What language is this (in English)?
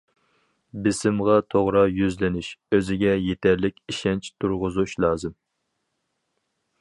Uyghur